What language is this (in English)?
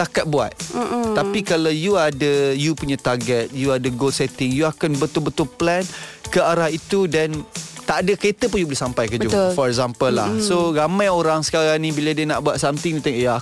Malay